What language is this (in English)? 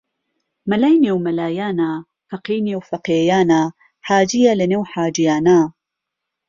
Central Kurdish